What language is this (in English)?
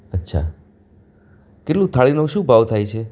Gujarati